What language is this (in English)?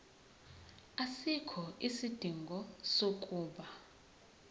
Zulu